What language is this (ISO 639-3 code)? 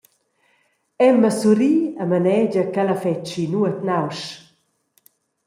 roh